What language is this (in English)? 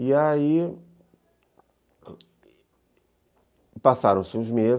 Portuguese